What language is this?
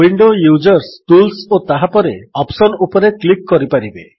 Odia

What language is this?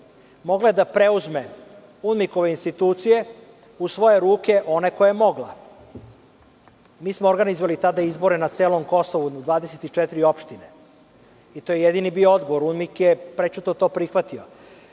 Serbian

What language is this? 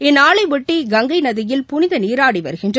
Tamil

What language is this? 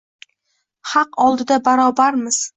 Uzbek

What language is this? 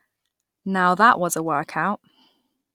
English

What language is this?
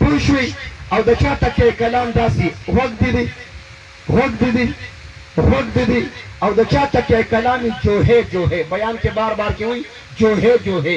Turkish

